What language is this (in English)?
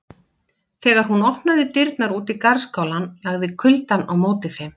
Icelandic